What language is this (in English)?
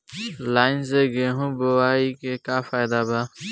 Bhojpuri